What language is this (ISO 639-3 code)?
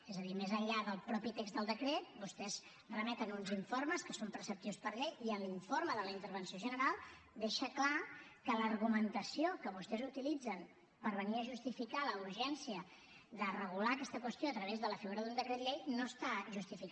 cat